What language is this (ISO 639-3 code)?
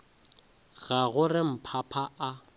nso